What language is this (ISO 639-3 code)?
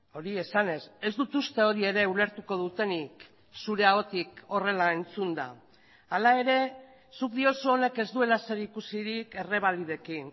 eus